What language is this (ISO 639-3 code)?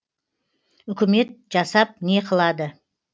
kaz